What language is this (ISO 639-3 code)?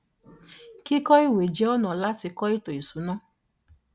yor